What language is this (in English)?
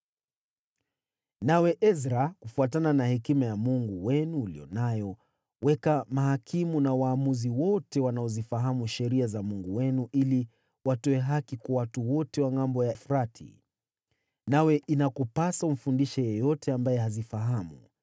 Swahili